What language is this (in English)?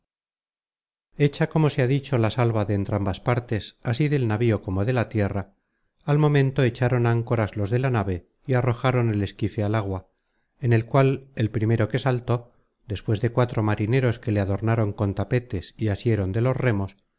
Spanish